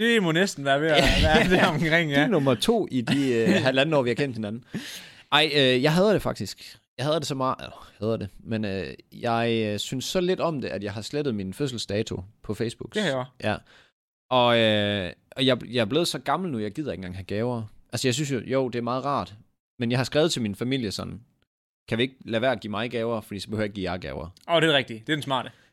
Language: Danish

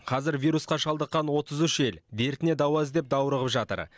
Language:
Kazakh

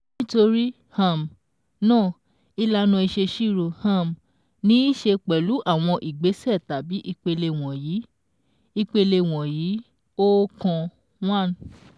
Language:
Yoruba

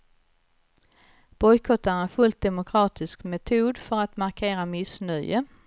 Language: Swedish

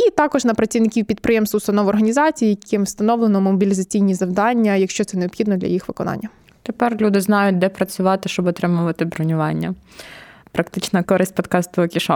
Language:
Ukrainian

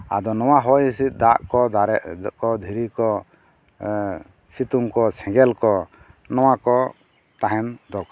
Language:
Santali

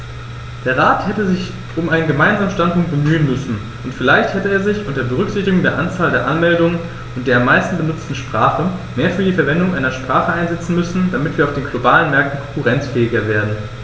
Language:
German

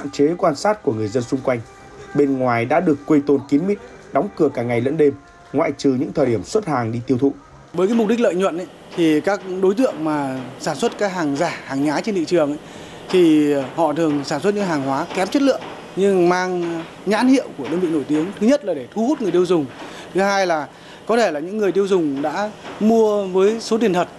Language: Vietnamese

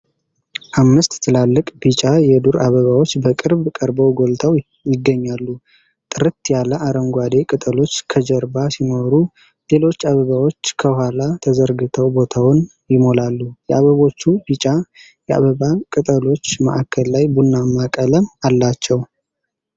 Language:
Amharic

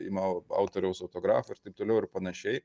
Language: Lithuanian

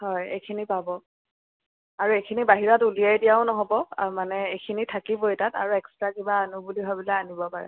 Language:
Assamese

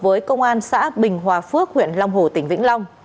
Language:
Vietnamese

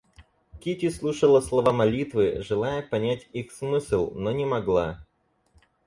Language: Russian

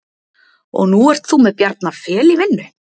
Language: Icelandic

